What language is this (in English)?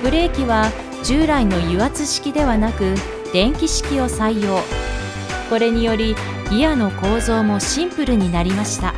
Japanese